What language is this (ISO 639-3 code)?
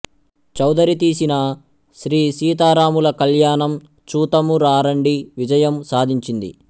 tel